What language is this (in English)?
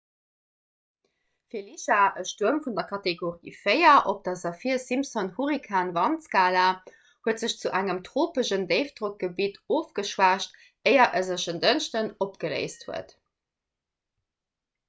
Luxembourgish